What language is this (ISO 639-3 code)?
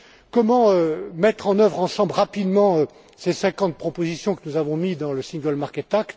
fra